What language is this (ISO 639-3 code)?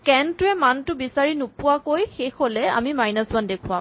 asm